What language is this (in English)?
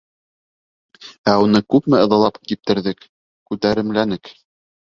Bashkir